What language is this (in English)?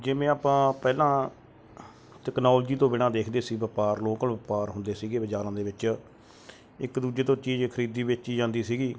Punjabi